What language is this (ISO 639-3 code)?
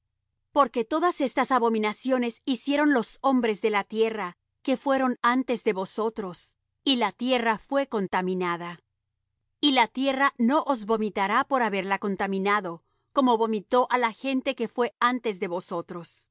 spa